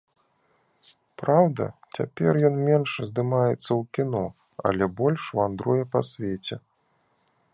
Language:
Belarusian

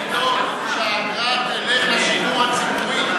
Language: Hebrew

